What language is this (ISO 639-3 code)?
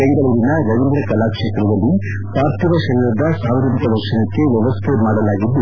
kan